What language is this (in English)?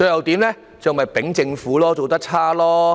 Cantonese